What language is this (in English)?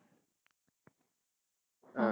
Tamil